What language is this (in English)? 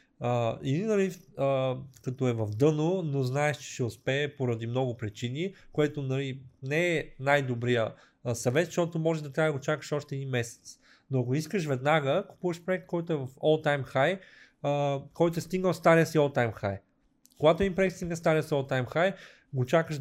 Bulgarian